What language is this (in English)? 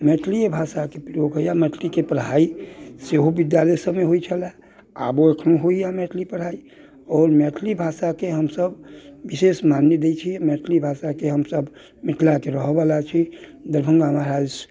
Maithili